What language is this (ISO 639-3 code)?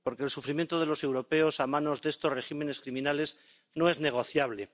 spa